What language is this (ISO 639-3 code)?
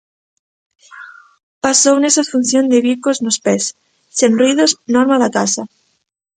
glg